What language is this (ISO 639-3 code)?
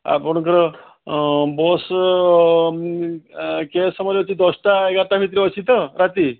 ori